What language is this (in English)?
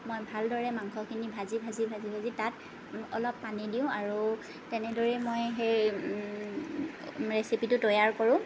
Assamese